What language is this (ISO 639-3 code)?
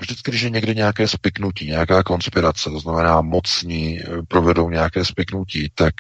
ces